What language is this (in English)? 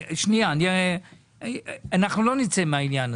Hebrew